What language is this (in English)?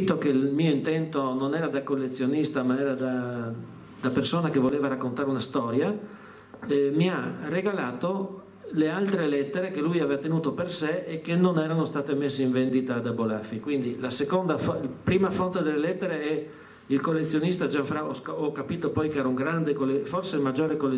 Italian